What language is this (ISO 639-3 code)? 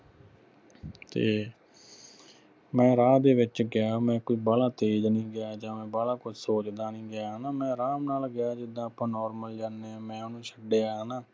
pan